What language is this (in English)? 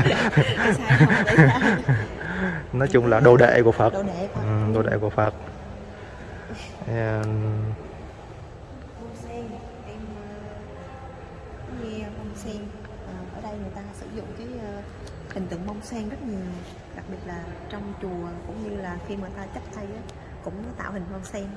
Vietnamese